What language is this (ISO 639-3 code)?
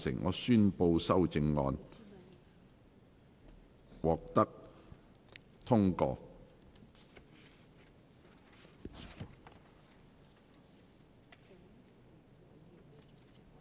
yue